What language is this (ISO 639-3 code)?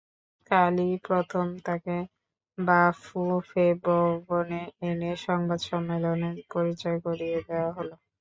ben